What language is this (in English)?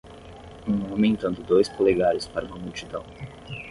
Portuguese